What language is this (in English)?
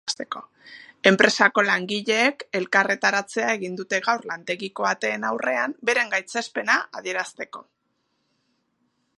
Basque